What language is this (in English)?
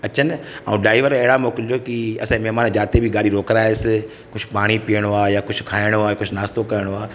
Sindhi